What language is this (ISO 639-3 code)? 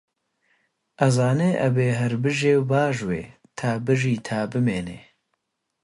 ckb